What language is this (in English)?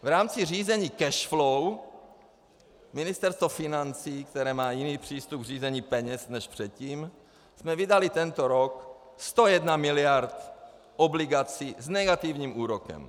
Czech